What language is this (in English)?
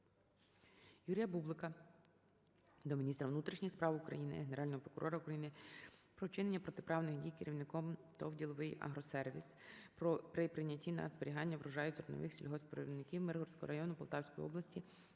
Ukrainian